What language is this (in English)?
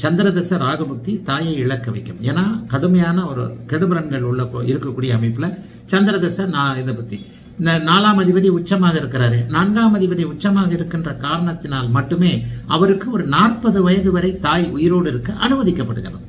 Tamil